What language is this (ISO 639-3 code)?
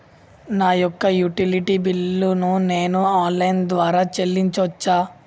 tel